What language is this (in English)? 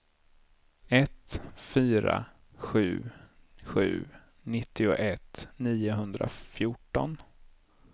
Swedish